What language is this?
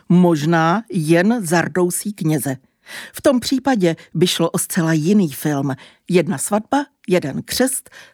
Czech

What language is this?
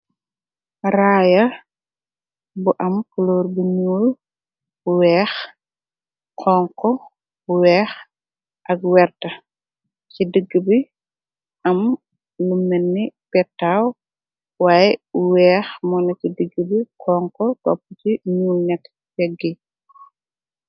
Wolof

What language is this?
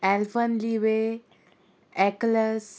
Konkani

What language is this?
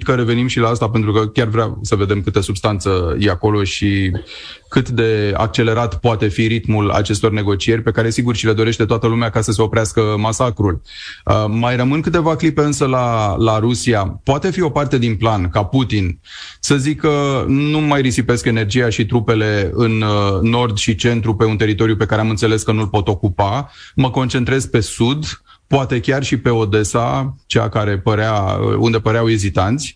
Romanian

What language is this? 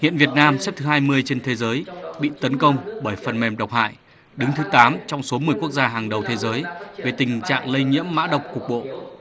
Vietnamese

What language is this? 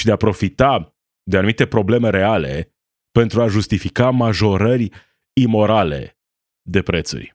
Romanian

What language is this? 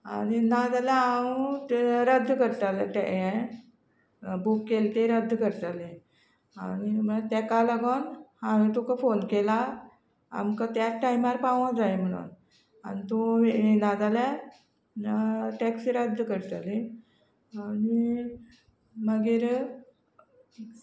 Konkani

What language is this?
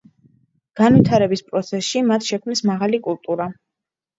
Georgian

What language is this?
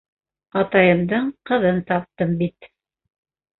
Bashkir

